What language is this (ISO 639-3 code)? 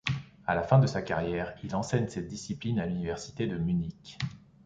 fra